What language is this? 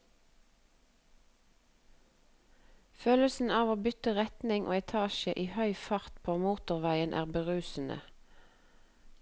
Norwegian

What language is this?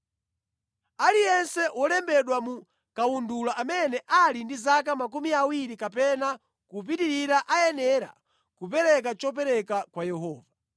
Nyanja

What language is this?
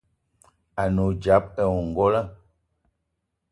Eton (Cameroon)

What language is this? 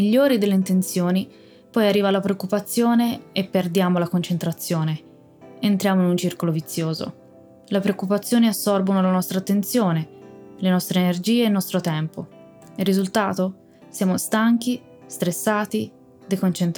Italian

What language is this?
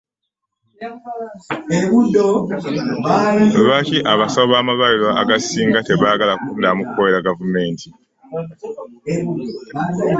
Ganda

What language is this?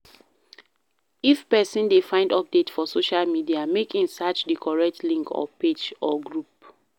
Nigerian Pidgin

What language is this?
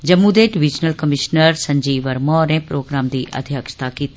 Dogri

